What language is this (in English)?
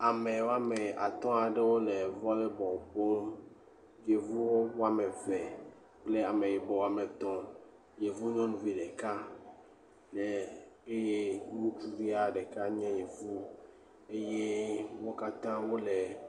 Ewe